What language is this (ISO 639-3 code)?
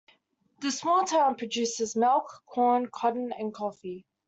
eng